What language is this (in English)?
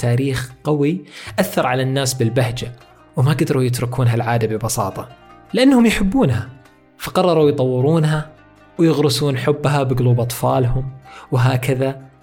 Arabic